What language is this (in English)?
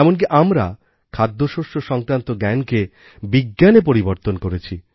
Bangla